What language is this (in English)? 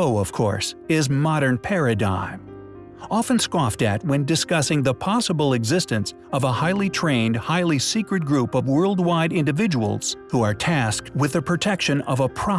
English